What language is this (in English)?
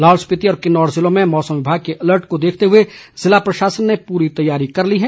Hindi